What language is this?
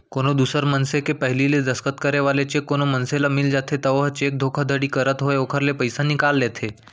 Chhattisgarhi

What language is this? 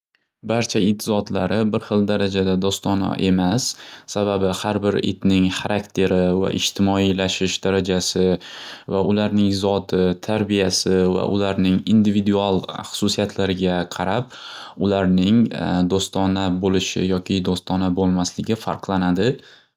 Uzbek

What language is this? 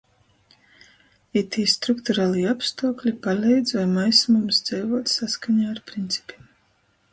Latgalian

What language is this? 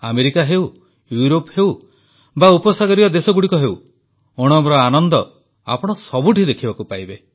Odia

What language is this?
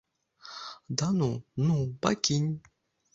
Belarusian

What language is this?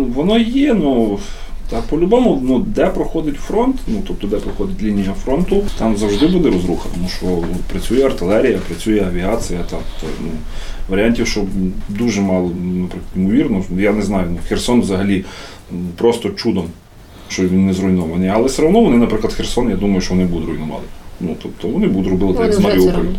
Ukrainian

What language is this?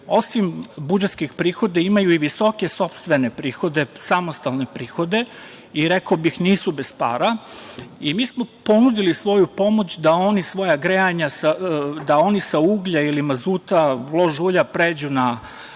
Serbian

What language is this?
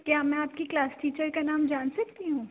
Urdu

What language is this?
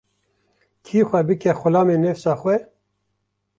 Kurdish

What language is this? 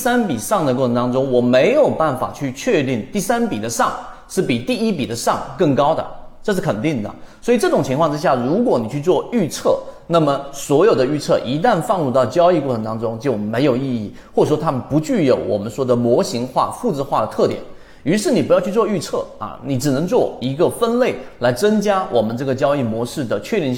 Chinese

